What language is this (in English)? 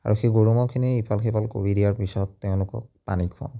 Assamese